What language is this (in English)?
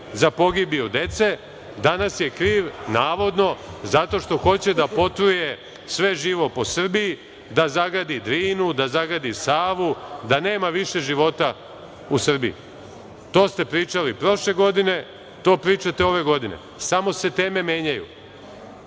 Serbian